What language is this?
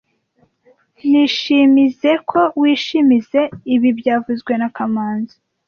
Kinyarwanda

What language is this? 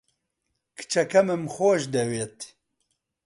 Central Kurdish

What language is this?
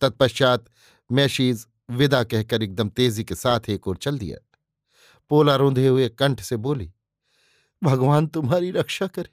Hindi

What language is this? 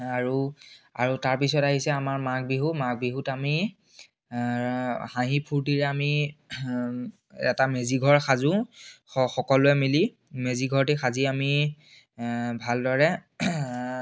Assamese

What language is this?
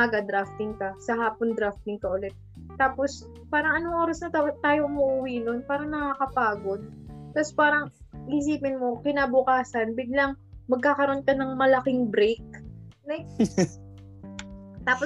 Filipino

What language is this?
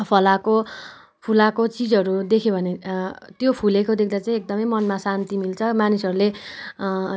Nepali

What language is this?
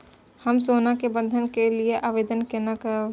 Maithili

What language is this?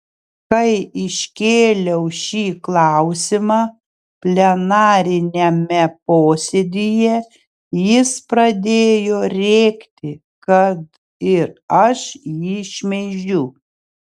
Lithuanian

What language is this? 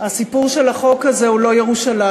Hebrew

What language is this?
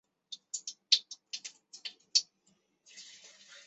Chinese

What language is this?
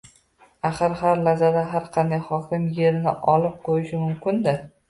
Uzbek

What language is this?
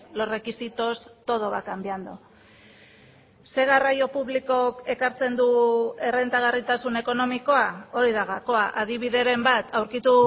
Basque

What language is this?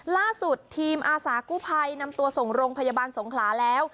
Thai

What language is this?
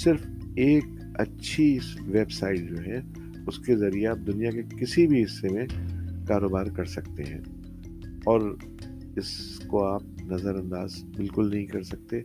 Urdu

